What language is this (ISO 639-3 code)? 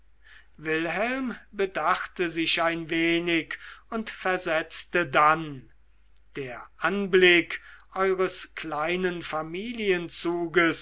deu